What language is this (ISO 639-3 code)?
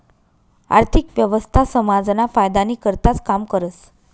mar